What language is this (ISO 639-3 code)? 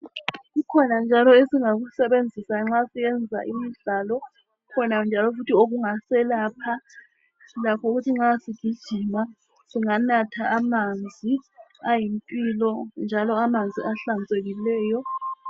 nde